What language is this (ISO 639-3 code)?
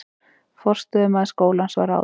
isl